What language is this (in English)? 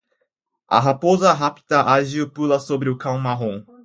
Portuguese